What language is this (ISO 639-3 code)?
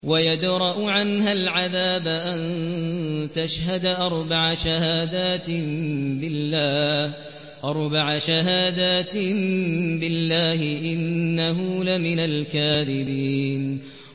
ara